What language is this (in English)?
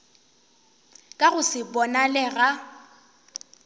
Northern Sotho